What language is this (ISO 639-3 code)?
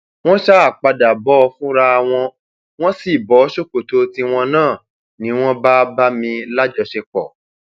yor